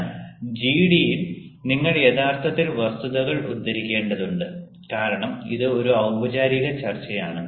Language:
Malayalam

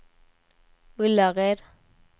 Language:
Swedish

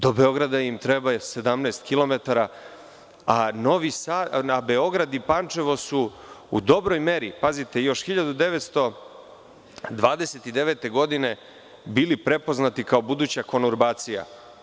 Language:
Serbian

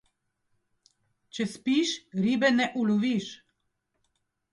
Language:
Slovenian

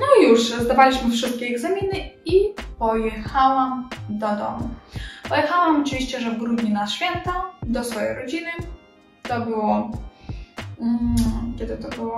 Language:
Polish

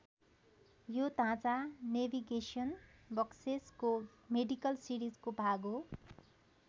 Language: Nepali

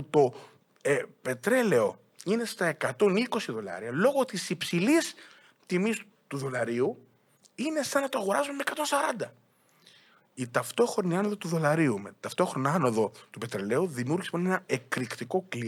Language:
Greek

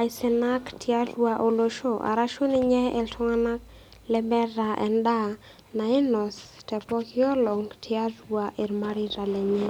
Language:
Masai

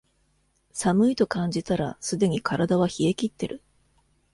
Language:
Japanese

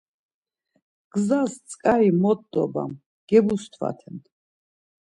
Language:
Laz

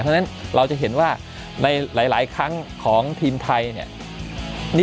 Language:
Thai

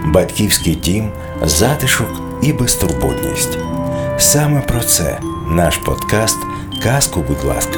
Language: Ukrainian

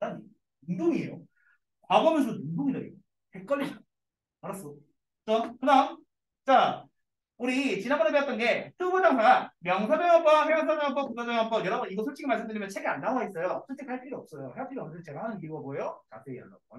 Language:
Korean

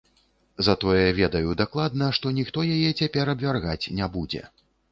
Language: Belarusian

